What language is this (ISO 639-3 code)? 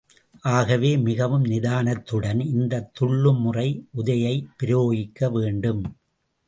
tam